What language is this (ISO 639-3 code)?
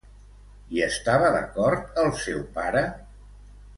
cat